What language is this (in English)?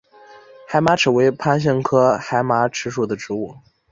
Chinese